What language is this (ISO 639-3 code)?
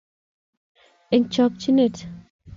kln